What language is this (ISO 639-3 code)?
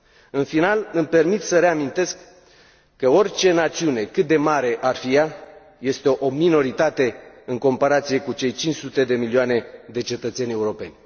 ron